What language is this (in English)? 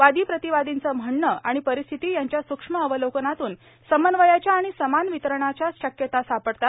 Marathi